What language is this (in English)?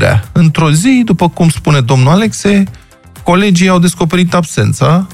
Romanian